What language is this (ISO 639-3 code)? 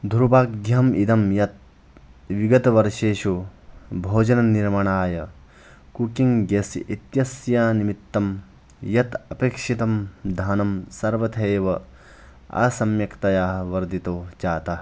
san